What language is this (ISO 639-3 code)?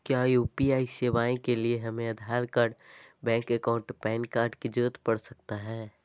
mag